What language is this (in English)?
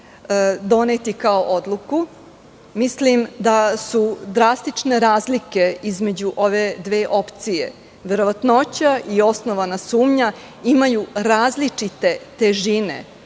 Serbian